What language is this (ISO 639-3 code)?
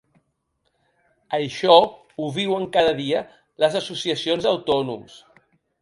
cat